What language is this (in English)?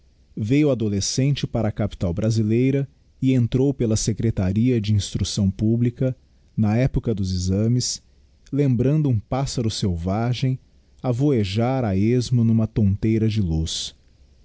Portuguese